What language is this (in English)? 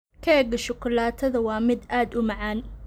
Somali